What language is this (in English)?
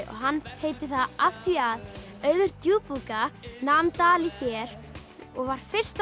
Icelandic